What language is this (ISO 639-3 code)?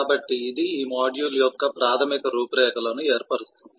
tel